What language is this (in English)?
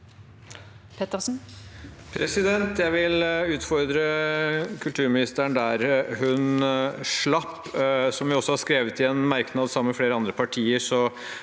Norwegian